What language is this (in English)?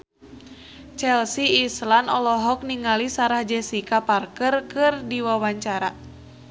Sundanese